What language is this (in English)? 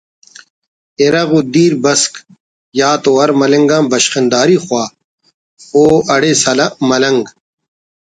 Brahui